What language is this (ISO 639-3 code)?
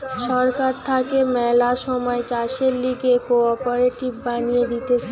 ben